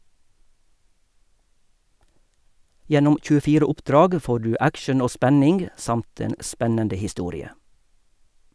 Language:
Norwegian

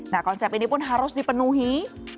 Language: Indonesian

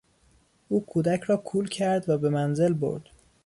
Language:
Persian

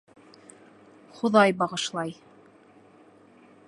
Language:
Bashkir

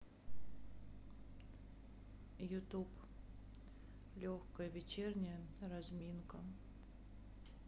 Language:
Russian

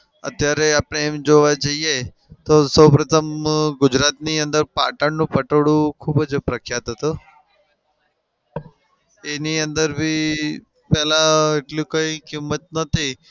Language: Gujarati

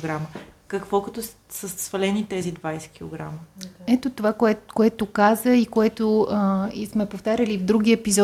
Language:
Bulgarian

